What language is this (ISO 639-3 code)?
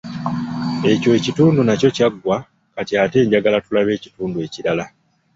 lug